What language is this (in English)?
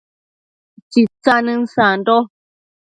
Matsés